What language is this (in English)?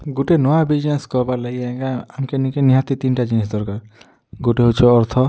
Odia